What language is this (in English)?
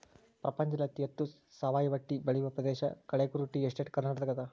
Kannada